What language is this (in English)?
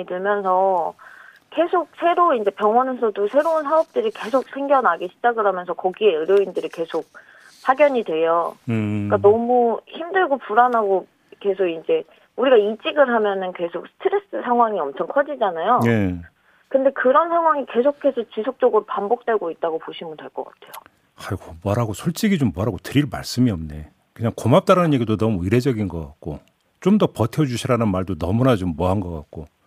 Korean